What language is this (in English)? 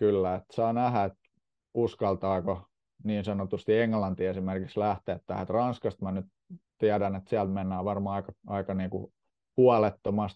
Finnish